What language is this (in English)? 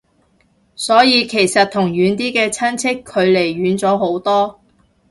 Cantonese